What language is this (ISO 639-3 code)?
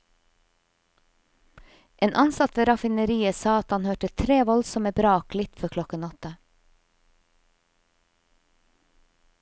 nor